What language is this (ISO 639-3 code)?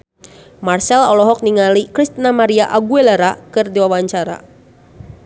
sun